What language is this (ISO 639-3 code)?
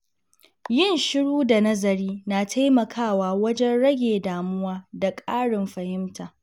hau